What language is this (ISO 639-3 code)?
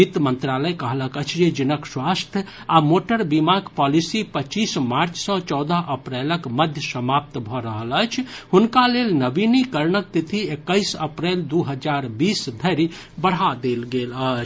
mai